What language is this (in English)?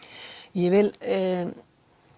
Icelandic